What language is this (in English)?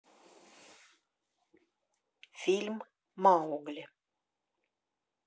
Russian